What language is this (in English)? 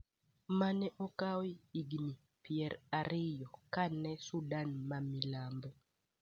Luo (Kenya and Tanzania)